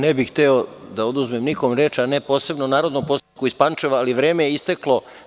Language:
Serbian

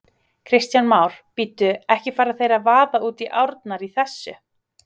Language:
Icelandic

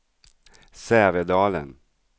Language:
Swedish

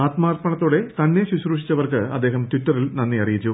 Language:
Malayalam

